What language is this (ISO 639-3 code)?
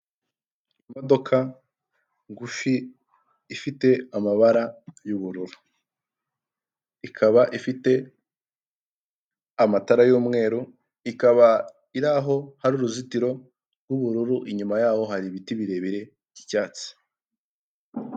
kin